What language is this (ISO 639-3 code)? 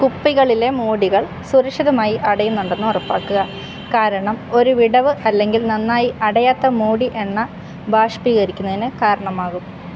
mal